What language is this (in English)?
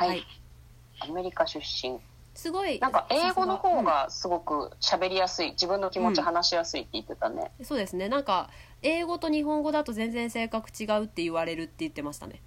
Japanese